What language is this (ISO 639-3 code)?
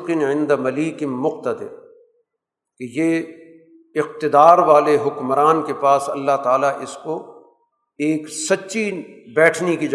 urd